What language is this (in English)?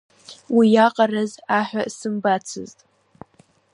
Abkhazian